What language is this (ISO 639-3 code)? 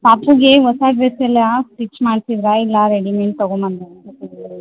kan